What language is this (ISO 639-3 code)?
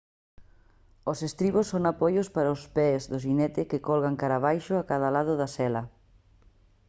glg